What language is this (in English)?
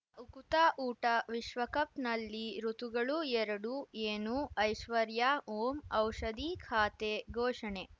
Kannada